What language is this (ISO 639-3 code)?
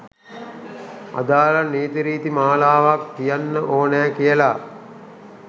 sin